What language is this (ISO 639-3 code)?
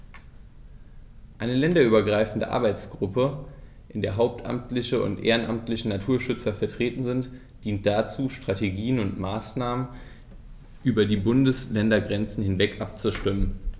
deu